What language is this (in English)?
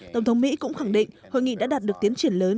Vietnamese